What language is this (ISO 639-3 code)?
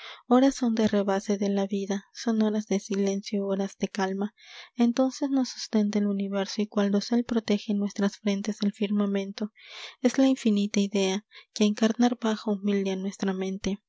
spa